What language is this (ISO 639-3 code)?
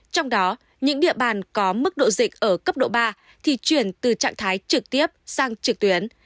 vie